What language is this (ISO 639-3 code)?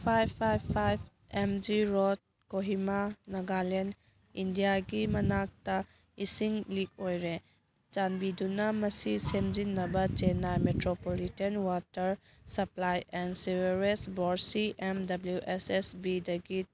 mni